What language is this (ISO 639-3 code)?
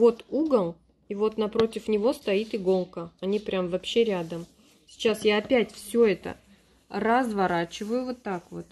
rus